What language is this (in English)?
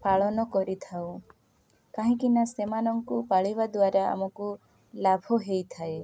Odia